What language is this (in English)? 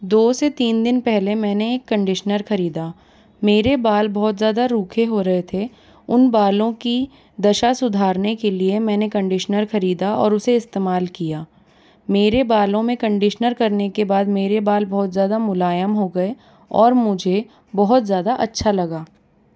Hindi